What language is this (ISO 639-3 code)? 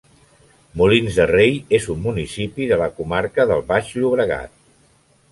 cat